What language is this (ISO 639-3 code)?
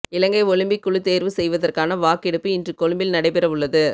tam